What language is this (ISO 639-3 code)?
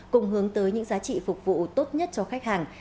vie